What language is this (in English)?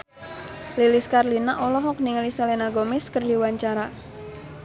Sundanese